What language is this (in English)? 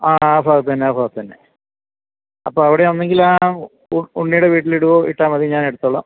Malayalam